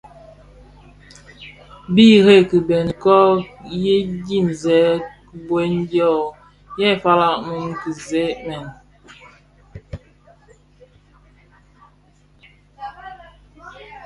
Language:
Bafia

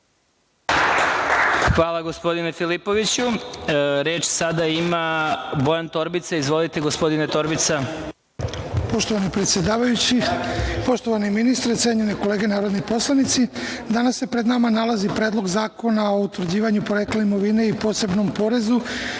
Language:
Serbian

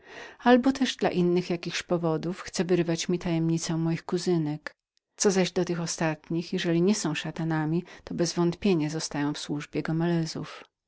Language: Polish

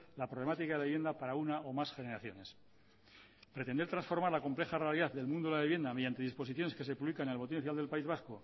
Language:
Spanish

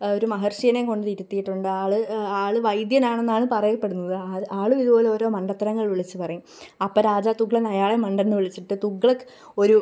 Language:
Malayalam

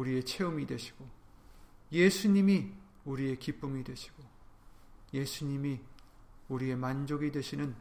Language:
Korean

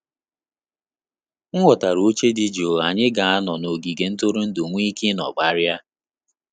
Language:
Igbo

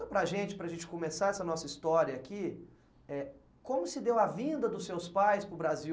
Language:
Portuguese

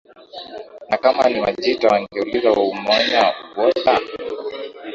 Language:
Swahili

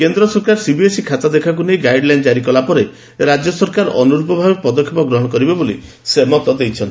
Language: Odia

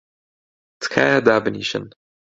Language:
Central Kurdish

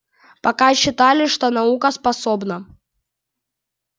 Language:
Russian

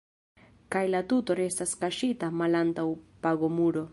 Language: Esperanto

